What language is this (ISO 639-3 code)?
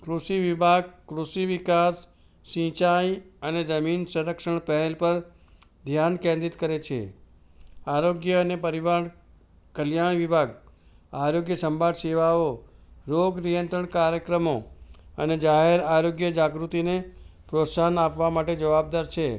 guj